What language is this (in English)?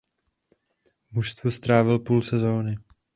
Czech